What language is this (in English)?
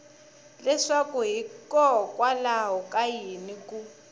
Tsonga